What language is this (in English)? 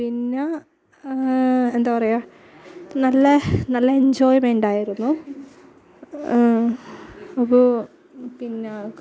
Malayalam